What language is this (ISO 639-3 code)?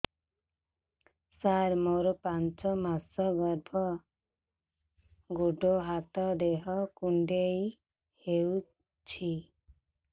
ori